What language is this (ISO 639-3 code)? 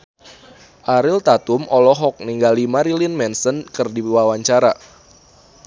sun